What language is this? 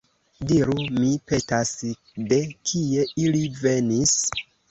Esperanto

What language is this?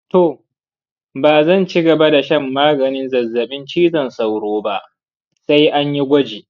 Hausa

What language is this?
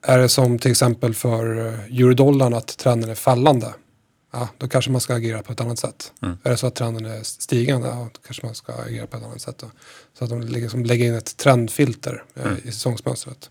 Swedish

